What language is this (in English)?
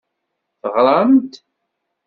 Kabyle